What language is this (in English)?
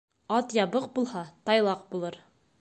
Bashkir